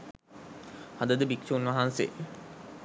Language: Sinhala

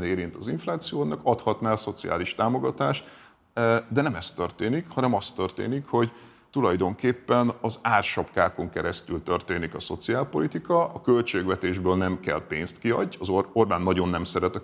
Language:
Hungarian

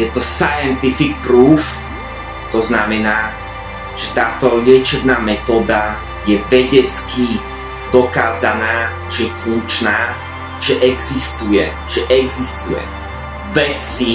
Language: Slovak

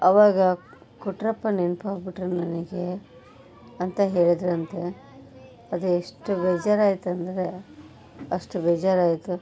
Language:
Kannada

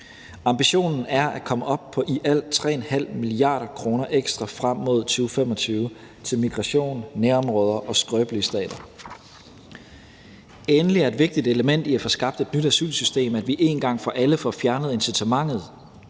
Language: Danish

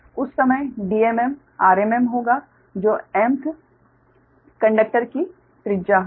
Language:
Hindi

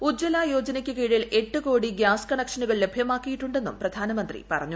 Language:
Malayalam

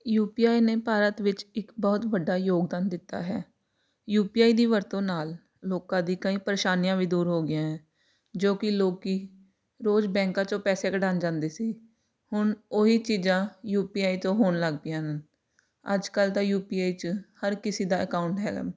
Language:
Punjabi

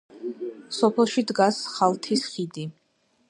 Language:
Georgian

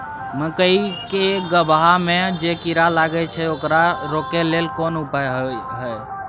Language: Maithili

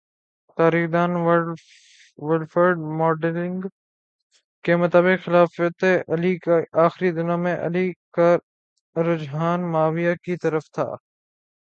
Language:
Urdu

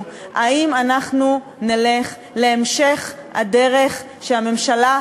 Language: Hebrew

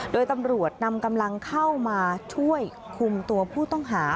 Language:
Thai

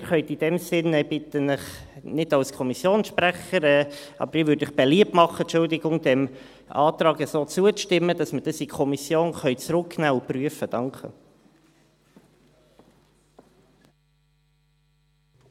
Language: Swiss German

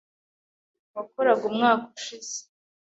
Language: Kinyarwanda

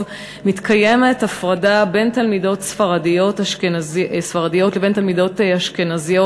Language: Hebrew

